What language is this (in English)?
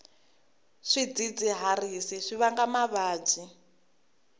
Tsonga